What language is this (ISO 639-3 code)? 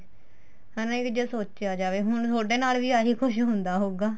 pan